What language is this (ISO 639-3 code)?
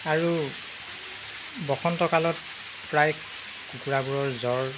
asm